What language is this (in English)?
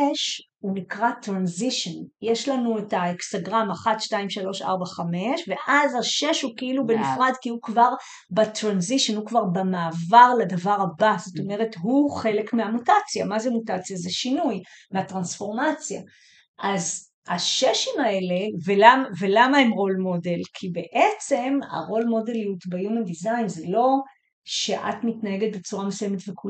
Hebrew